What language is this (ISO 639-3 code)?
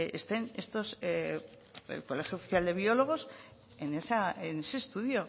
spa